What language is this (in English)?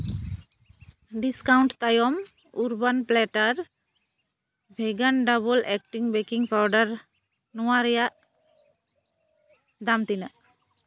Santali